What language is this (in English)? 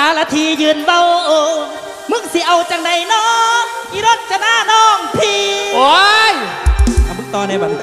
Thai